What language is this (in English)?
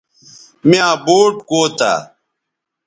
Bateri